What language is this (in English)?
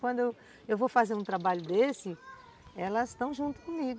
Portuguese